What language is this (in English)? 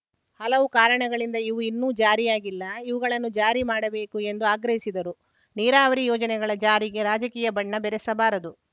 Kannada